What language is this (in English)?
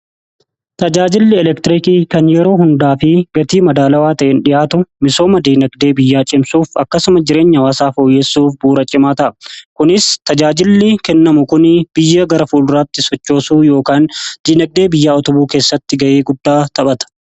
Oromo